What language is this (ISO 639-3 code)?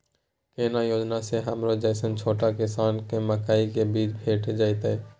mai